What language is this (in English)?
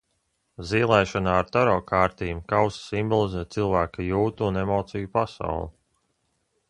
Latvian